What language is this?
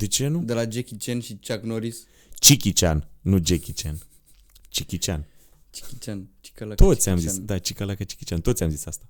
Romanian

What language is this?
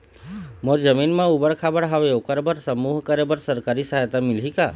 Chhattisgarhi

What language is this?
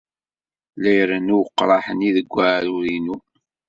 Kabyle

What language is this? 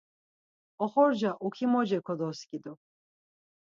Laz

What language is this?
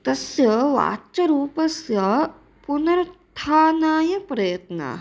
Sanskrit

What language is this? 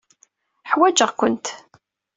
Kabyle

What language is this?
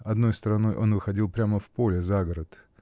Russian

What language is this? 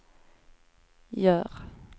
Swedish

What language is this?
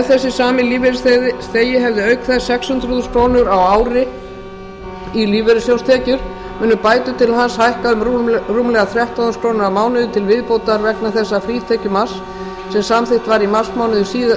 Icelandic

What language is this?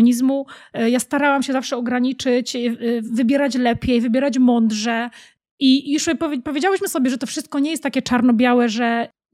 Polish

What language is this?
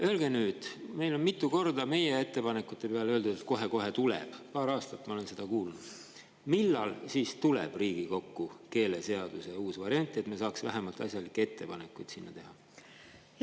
Estonian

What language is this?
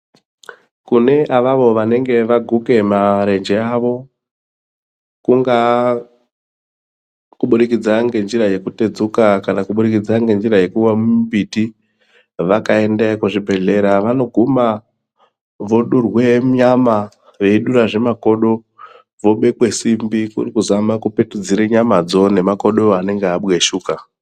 Ndau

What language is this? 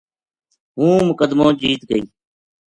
Gujari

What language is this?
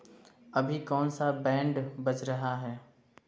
Hindi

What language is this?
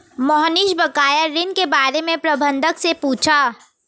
Hindi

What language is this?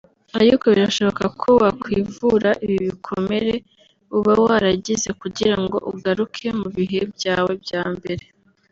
Kinyarwanda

